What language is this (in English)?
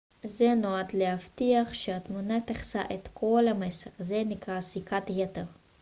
Hebrew